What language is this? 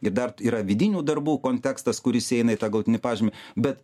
Lithuanian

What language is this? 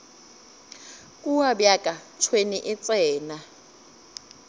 Northern Sotho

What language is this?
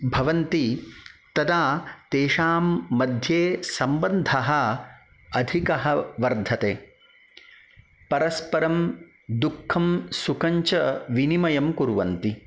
Sanskrit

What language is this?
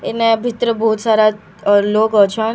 Sambalpuri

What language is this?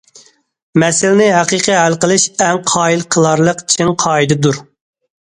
Uyghur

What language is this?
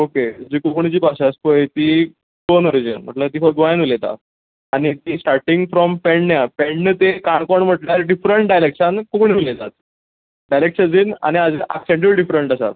Konkani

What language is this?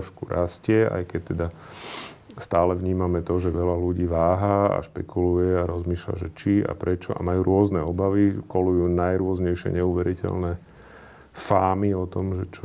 Slovak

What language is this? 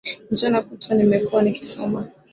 Swahili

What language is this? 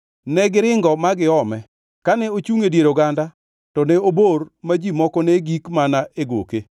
Luo (Kenya and Tanzania)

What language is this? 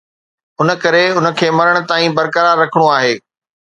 Sindhi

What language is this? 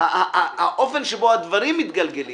Hebrew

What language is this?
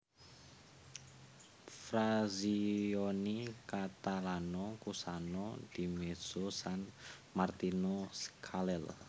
Javanese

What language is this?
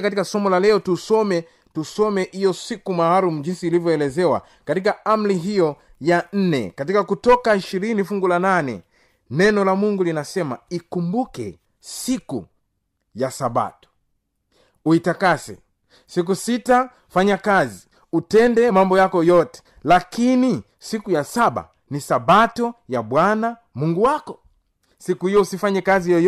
Swahili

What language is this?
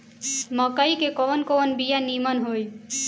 Bhojpuri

